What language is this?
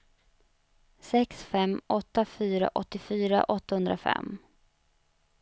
Swedish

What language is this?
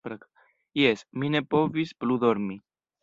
Esperanto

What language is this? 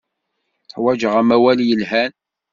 Kabyle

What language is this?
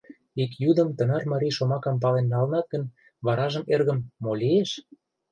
Mari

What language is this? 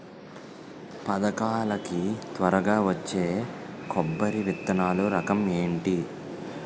Telugu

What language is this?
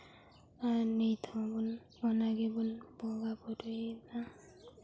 Santali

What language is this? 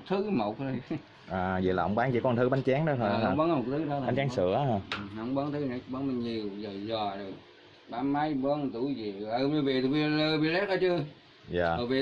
Vietnamese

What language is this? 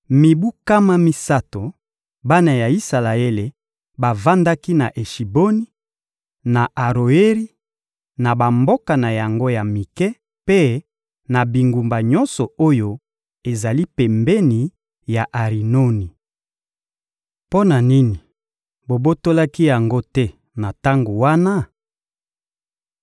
Lingala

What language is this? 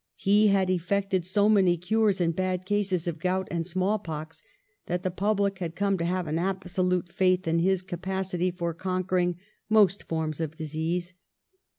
English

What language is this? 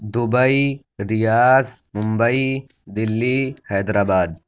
Urdu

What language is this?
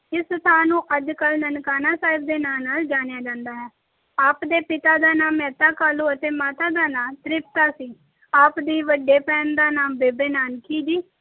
Punjabi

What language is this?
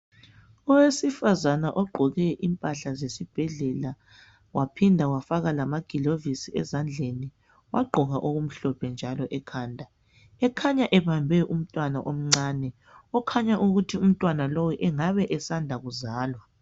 North Ndebele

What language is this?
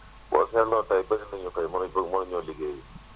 Wolof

